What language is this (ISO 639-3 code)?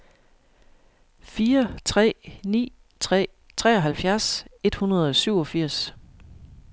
dan